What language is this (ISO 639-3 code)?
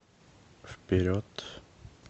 rus